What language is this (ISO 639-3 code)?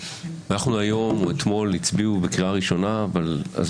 heb